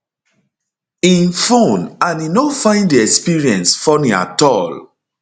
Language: Nigerian Pidgin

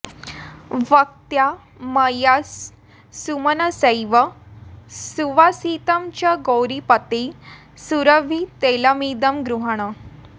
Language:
Sanskrit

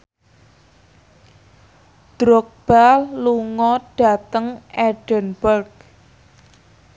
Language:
Javanese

